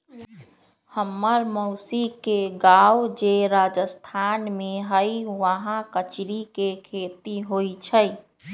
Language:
Magahi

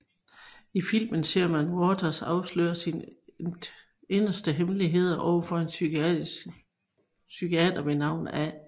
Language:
Danish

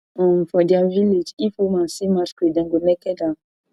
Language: Nigerian Pidgin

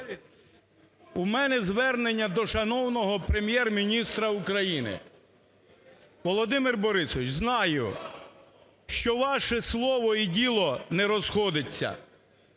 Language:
Ukrainian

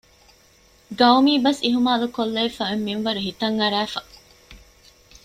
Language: Divehi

